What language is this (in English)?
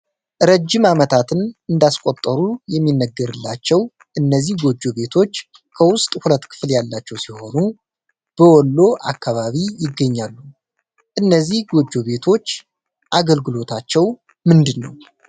Amharic